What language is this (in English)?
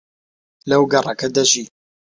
Central Kurdish